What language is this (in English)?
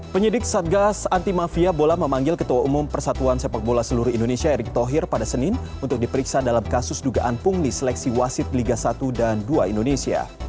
Indonesian